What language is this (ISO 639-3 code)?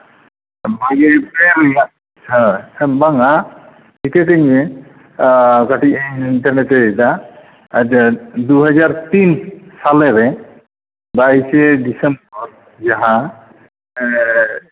sat